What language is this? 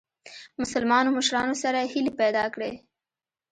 Pashto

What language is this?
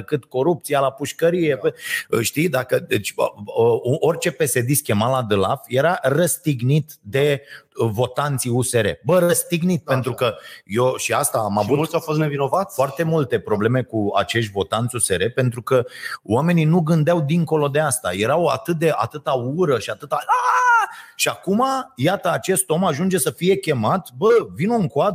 Romanian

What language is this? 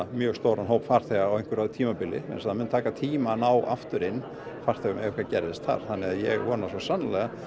Icelandic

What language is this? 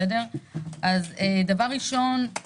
Hebrew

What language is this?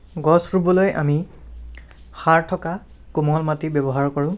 Assamese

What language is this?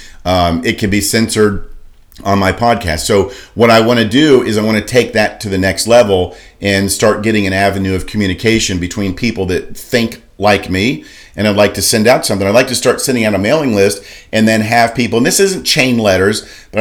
English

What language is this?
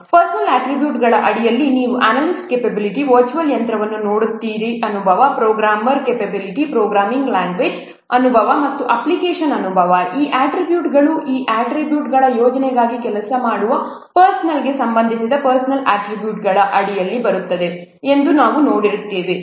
Kannada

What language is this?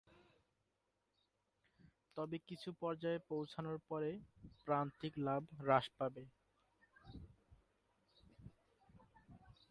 Bangla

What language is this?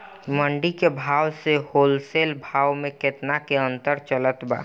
Bhojpuri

